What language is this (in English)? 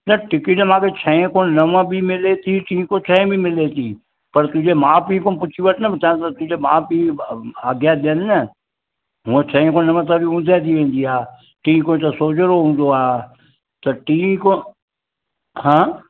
Sindhi